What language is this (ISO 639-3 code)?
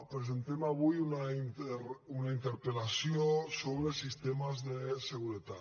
cat